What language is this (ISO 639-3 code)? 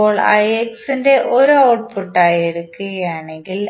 mal